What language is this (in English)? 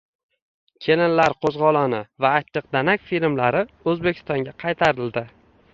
Uzbek